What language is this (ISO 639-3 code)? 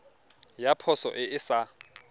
tsn